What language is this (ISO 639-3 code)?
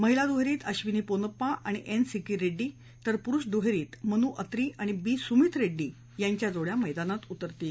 mar